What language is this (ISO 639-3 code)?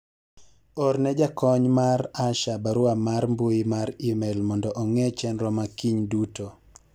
luo